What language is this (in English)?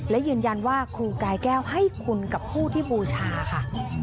Thai